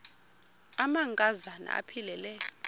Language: Xhosa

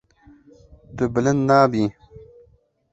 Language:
Kurdish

